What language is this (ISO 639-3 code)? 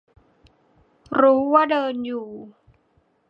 tha